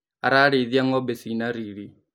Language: Kikuyu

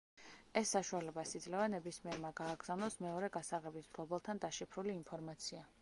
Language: Georgian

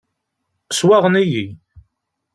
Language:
Kabyle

